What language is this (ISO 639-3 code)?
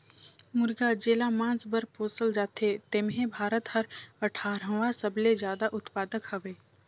hne